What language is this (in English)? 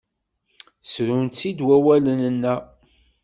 Kabyle